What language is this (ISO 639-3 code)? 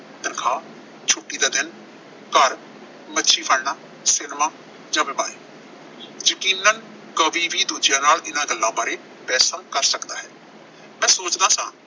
pan